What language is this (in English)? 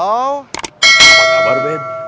Indonesian